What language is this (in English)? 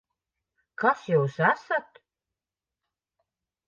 Latvian